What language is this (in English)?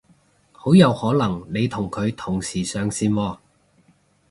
Cantonese